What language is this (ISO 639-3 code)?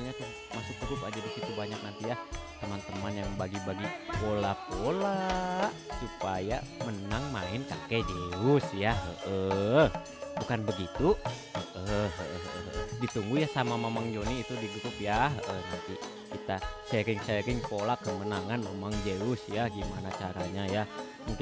ind